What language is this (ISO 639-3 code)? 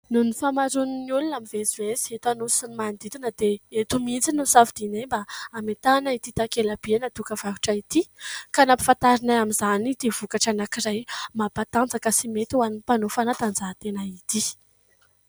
mlg